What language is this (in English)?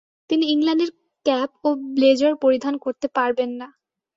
Bangla